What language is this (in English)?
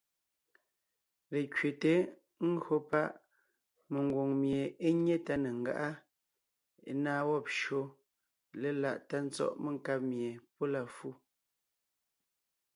Ngiemboon